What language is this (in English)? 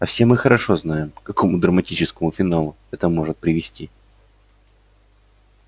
Russian